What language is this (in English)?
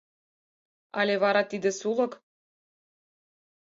Mari